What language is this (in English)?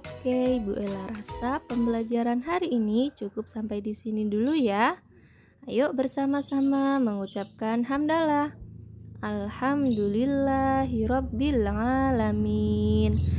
Indonesian